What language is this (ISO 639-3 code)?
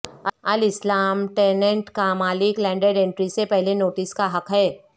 urd